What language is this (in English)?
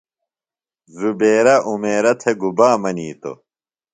Phalura